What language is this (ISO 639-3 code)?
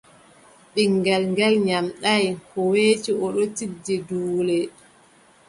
fub